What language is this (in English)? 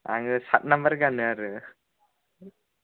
Bodo